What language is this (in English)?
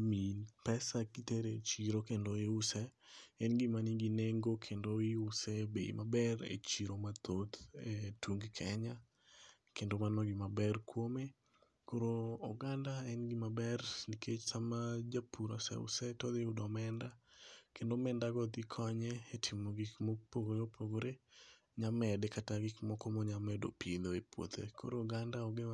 Luo (Kenya and Tanzania)